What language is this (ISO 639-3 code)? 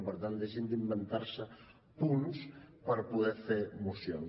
cat